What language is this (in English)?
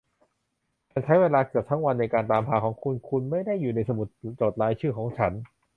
Thai